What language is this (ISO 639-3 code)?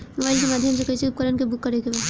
bho